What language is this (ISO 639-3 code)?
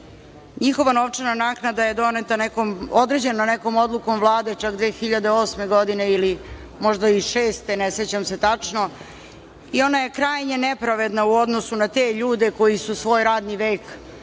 srp